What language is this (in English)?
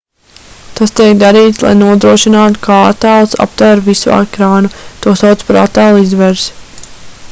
Latvian